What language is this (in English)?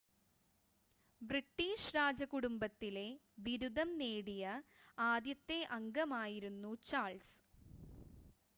Malayalam